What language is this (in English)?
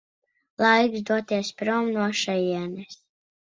Latvian